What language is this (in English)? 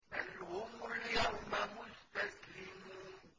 Arabic